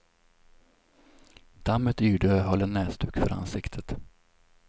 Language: Swedish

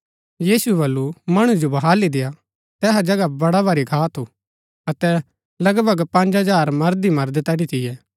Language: Gaddi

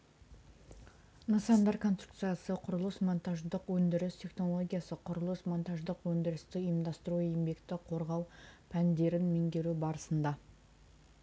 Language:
Kazakh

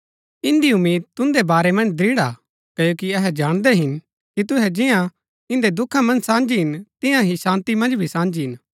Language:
Gaddi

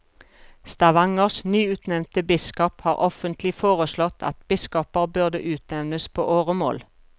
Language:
Norwegian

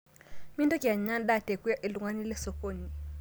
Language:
Masai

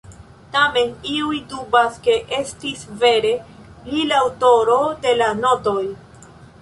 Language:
Esperanto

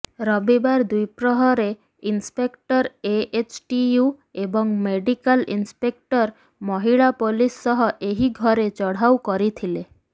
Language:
Odia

